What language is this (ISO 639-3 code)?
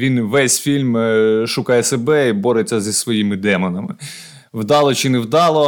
ukr